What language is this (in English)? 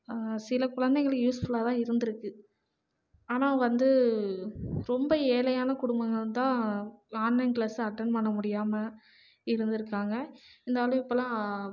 Tamil